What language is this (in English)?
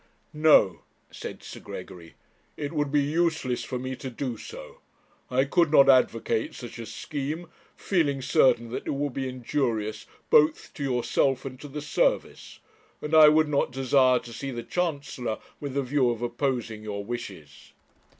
English